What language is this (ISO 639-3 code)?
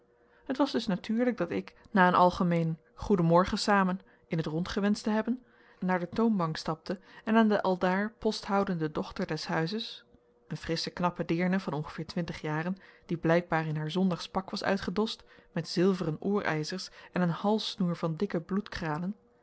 nld